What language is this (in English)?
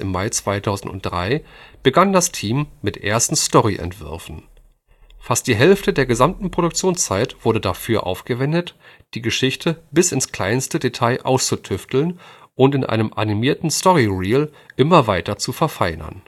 German